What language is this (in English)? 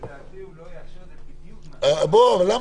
Hebrew